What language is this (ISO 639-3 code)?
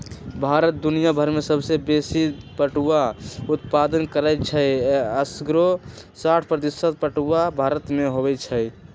mag